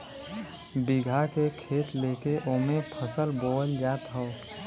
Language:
Bhojpuri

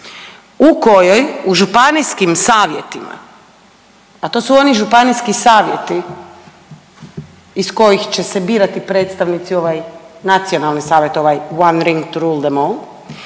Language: Croatian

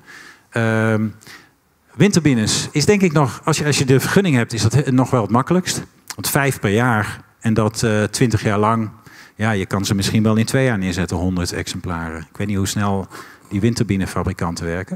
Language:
Dutch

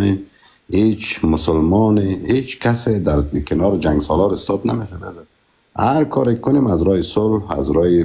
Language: Persian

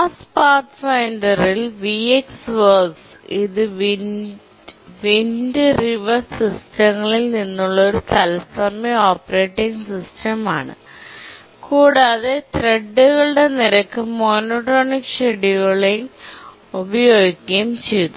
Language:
Malayalam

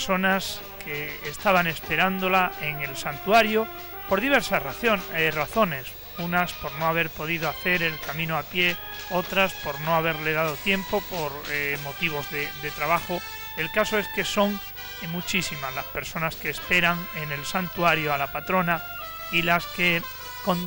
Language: Spanish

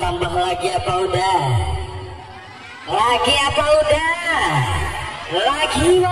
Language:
Indonesian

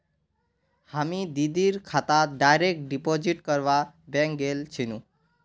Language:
Magahi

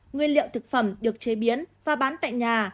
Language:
Vietnamese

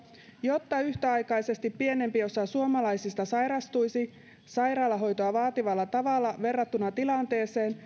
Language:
Finnish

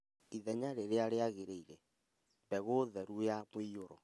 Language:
Kikuyu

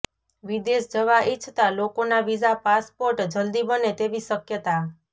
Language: Gujarati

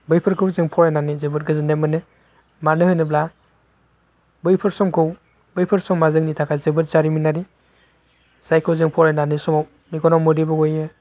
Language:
Bodo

